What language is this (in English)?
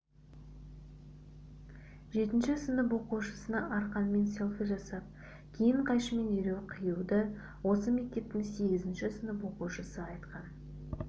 Kazakh